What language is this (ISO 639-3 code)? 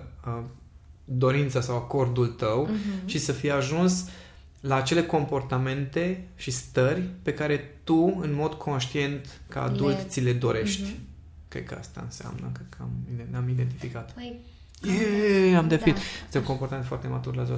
ron